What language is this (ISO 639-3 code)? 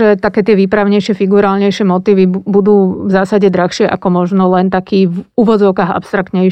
slk